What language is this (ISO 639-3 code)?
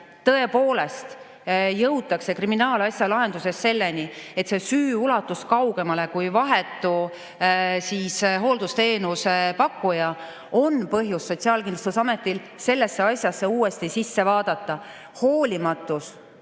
est